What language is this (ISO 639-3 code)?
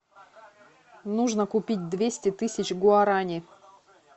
rus